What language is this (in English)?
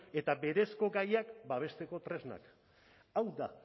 Basque